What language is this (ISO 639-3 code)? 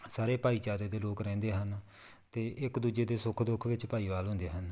pan